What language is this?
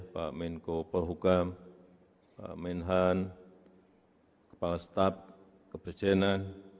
Indonesian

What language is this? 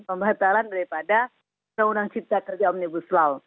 Indonesian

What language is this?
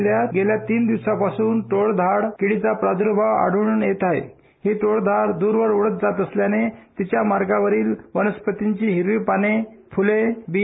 Marathi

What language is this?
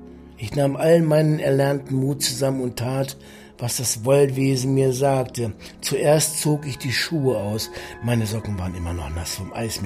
German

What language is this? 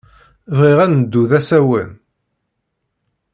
Kabyle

